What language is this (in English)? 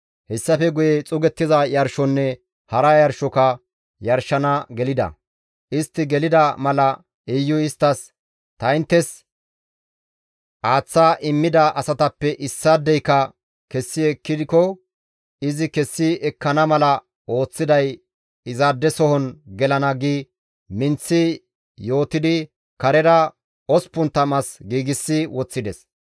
Gamo